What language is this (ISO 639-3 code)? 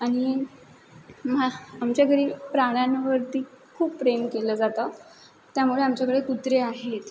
mar